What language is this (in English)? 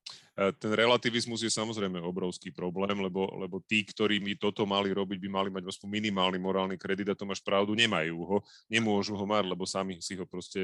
Slovak